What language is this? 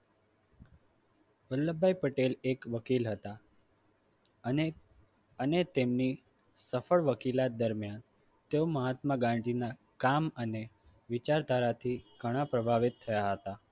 Gujarati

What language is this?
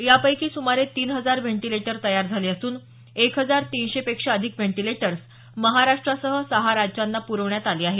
Marathi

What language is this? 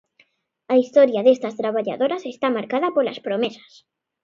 Galician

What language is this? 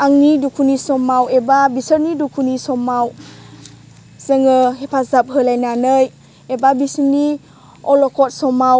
Bodo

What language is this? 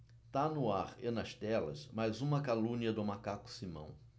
Portuguese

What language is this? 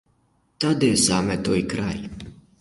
Ukrainian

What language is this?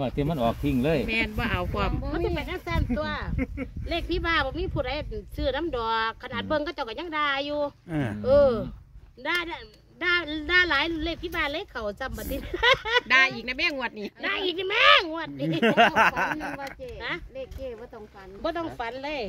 Thai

